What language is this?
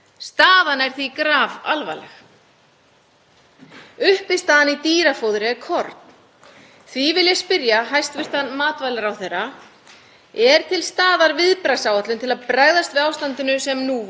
Icelandic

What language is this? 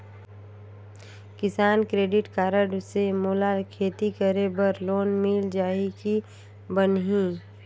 Chhattisgarhi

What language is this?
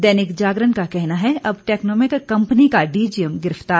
Hindi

